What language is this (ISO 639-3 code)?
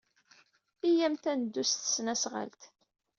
kab